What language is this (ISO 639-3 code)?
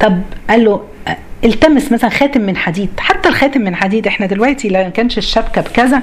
ara